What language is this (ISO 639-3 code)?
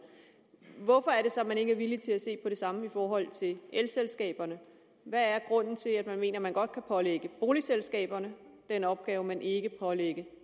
dan